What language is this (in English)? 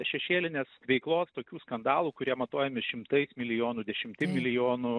Lithuanian